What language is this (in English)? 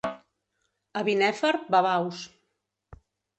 Catalan